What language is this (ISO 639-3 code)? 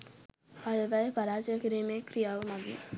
sin